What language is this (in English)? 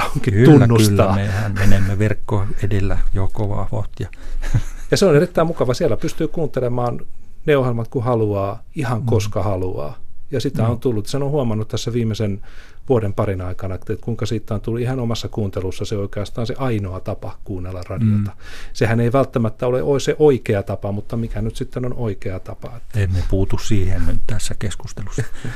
Finnish